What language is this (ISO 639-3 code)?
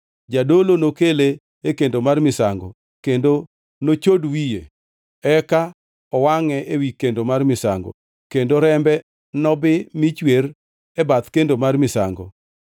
luo